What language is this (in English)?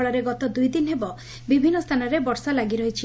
Odia